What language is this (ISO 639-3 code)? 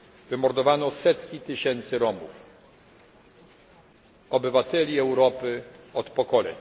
pol